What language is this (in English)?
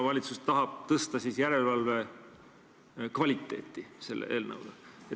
Estonian